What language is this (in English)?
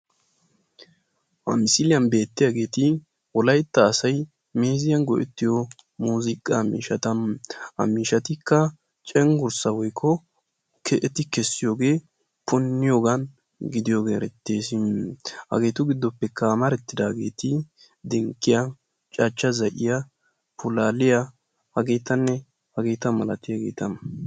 Wolaytta